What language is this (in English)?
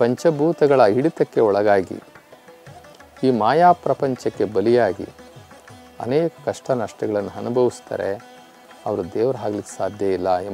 Hindi